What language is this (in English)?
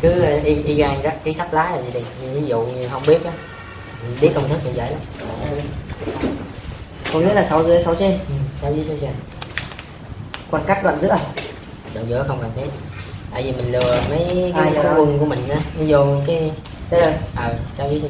Vietnamese